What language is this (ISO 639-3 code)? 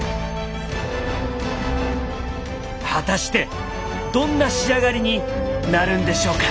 jpn